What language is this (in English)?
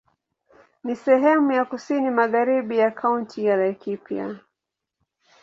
Swahili